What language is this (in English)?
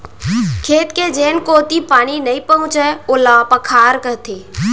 Chhattisgarhi